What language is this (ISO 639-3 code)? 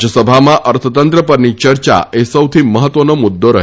guj